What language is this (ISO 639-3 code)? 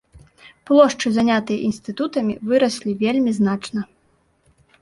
bel